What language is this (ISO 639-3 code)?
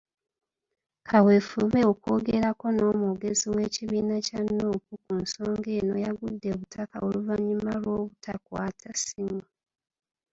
lug